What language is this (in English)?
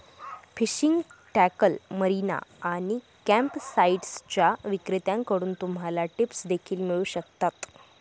Marathi